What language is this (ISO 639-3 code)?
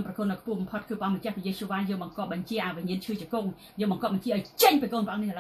vie